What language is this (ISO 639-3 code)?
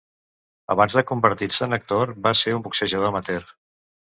cat